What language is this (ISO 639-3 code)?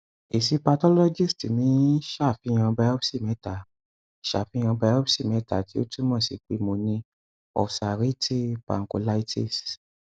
yor